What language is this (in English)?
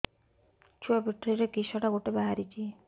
Odia